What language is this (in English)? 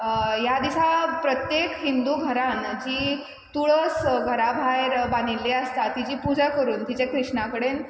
Konkani